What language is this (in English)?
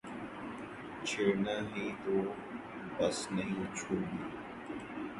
Urdu